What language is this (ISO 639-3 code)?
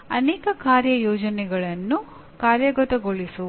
kan